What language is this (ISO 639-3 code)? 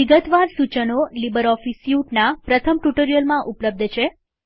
guj